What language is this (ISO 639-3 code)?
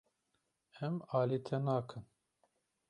kur